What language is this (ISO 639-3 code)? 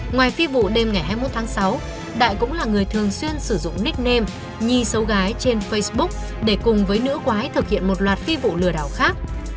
vie